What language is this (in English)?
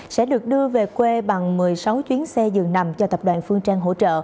Vietnamese